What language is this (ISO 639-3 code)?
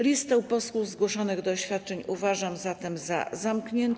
pol